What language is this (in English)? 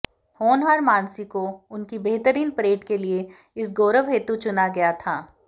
Hindi